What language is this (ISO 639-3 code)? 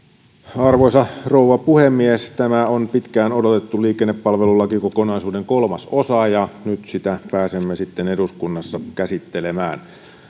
fin